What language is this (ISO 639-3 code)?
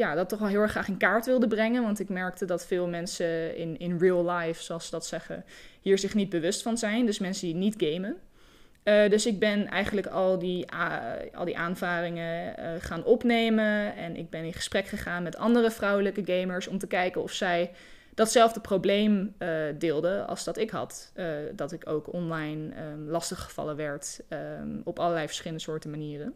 nld